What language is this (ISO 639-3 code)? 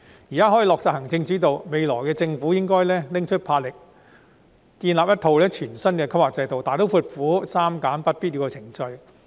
yue